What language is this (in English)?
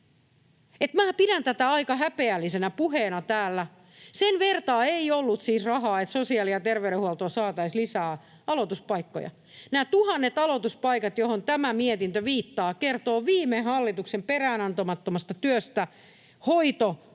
Finnish